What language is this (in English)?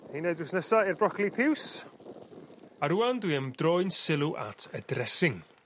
Welsh